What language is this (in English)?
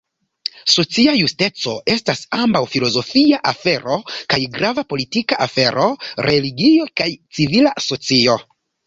Esperanto